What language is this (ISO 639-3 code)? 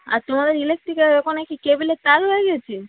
ben